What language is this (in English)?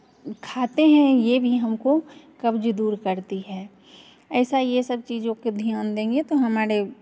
Hindi